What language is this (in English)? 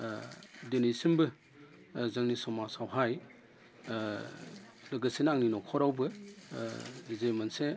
Bodo